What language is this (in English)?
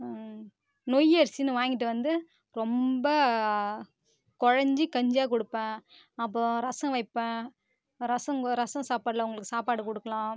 Tamil